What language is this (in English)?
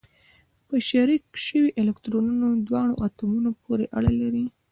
Pashto